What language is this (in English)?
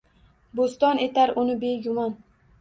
Uzbek